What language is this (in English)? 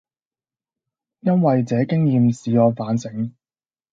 Cantonese